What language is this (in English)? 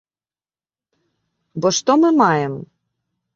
Belarusian